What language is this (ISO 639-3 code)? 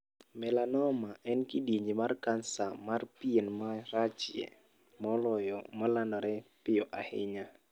luo